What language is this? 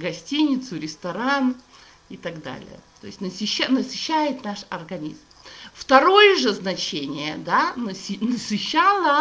Russian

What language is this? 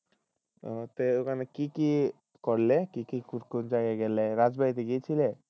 Bangla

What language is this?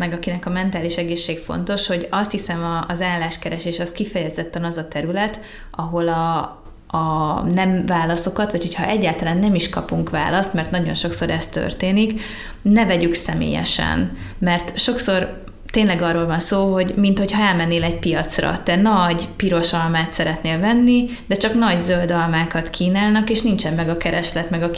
Hungarian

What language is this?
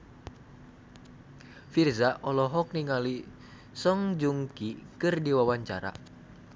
Sundanese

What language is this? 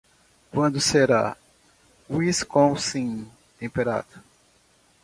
Portuguese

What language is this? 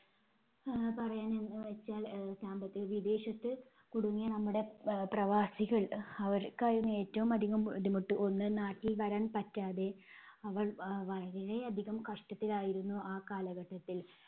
Malayalam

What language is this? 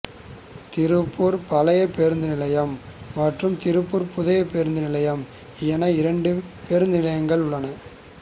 Tamil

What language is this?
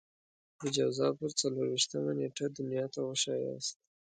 Pashto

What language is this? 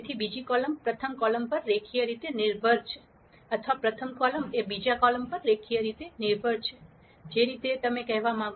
Gujarati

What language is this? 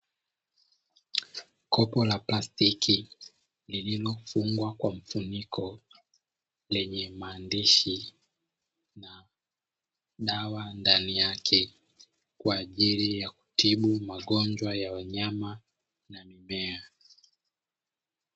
Swahili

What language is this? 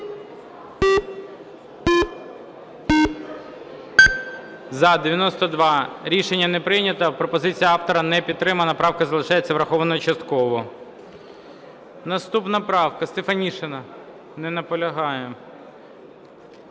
Ukrainian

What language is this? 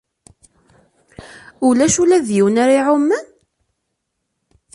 Kabyle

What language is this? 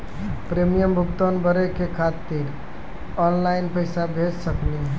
Maithili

